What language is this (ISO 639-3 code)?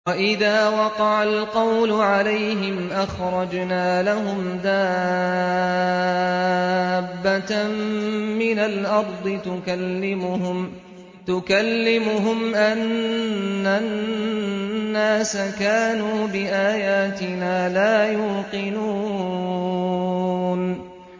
ara